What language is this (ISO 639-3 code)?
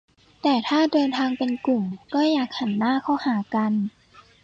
tha